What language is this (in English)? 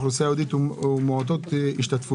Hebrew